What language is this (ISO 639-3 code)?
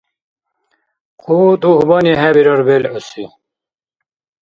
dar